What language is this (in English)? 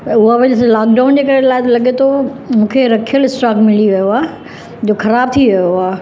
Sindhi